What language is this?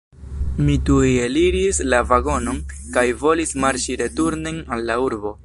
Esperanto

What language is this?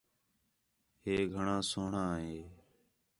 Khetrani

